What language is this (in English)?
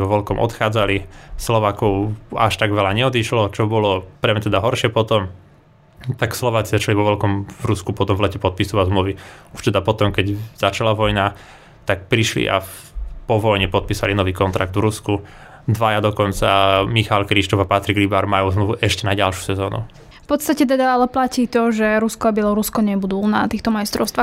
Slovak